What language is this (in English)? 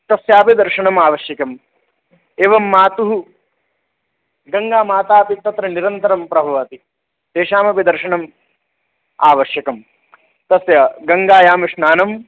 Sanskrit